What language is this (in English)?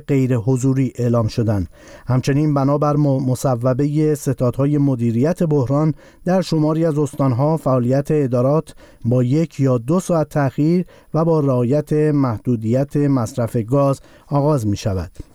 Persian